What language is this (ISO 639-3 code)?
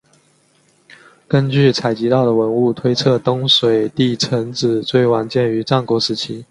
zho